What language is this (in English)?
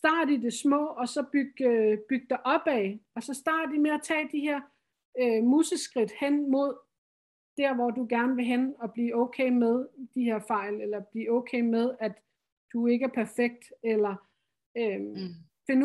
Danish